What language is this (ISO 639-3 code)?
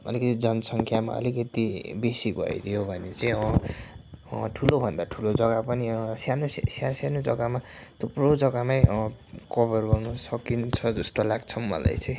nep